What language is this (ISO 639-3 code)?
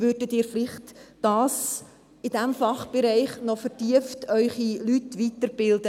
gsw